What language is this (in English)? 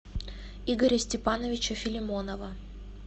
Russian